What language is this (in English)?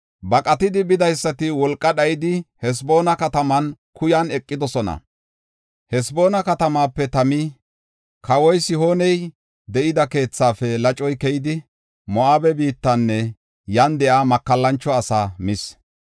Gofa